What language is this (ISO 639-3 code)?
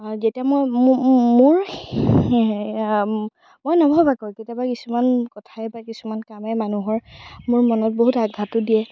asm